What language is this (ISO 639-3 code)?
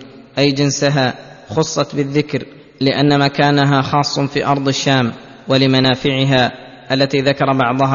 ara